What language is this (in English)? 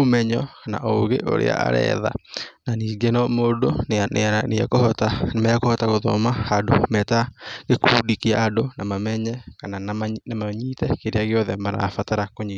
Kikuyu